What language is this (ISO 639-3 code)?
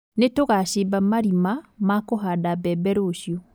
kik